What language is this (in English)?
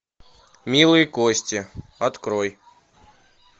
Russian